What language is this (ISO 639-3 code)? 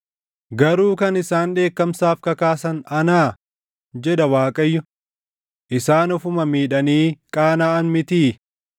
orm